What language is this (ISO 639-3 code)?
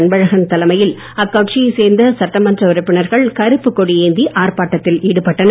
tam